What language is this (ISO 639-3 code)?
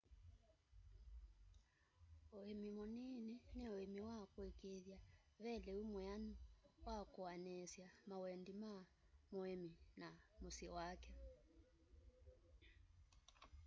kam